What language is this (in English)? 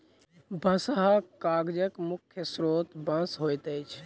Maithili